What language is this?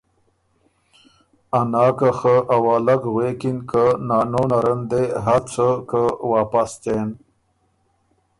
Ormuri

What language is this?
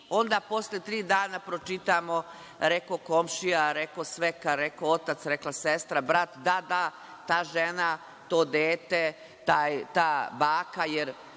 Serbian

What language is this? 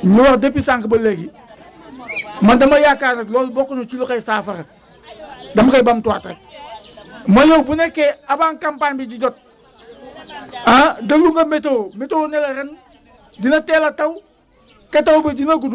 Wolof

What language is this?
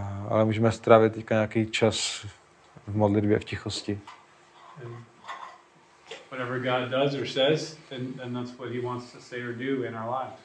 Czech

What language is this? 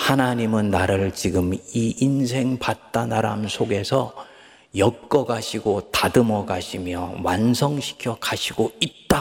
Korean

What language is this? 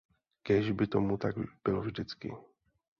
Czech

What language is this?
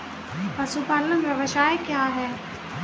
Hindi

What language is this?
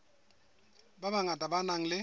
Southern Sotho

